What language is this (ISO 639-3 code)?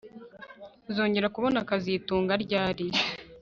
kin